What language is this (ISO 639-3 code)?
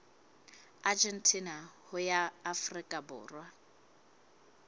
sot